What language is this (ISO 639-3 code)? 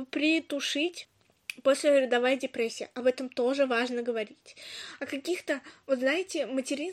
rus